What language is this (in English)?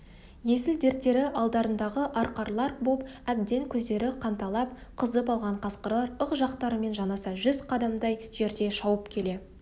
Kazakh